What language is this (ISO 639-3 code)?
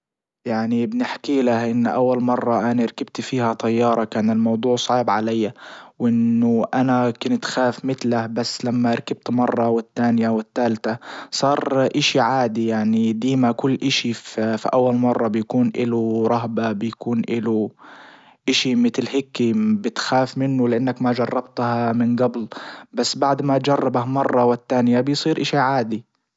ayl